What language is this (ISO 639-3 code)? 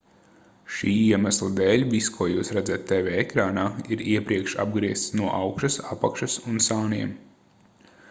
lav